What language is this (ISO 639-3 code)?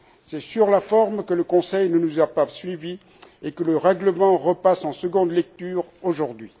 fra